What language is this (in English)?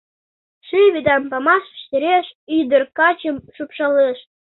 Mari